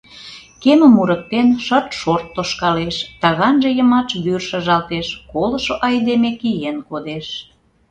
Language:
Mari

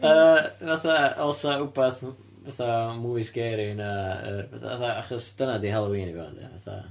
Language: Welsh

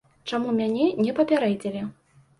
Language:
Belarusian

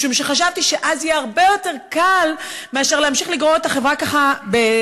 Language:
Hebrew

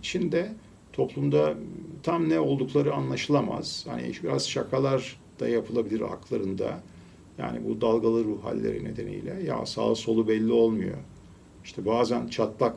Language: Turkish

